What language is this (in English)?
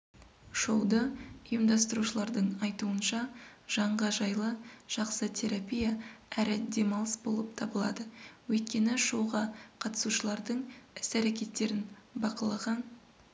Kazakh